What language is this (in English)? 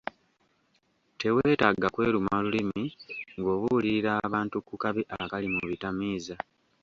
Ganda